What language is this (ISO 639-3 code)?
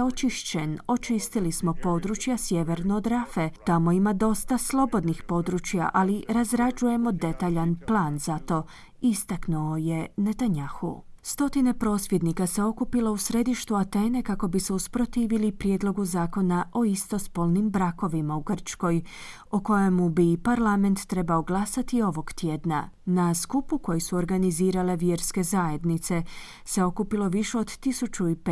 hrv